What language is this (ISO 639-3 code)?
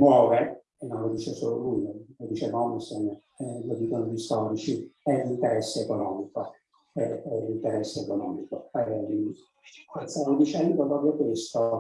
ita